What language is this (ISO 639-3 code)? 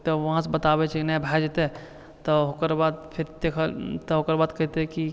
mai